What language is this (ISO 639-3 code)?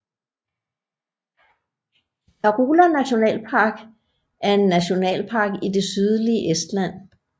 dan